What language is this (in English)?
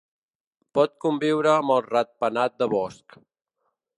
Catalan